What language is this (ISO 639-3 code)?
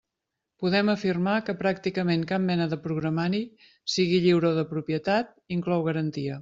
cat